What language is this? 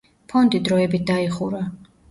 Georgian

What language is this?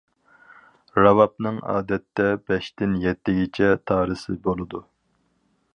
Uyghur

